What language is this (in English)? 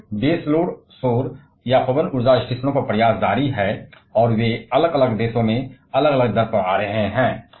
Hindi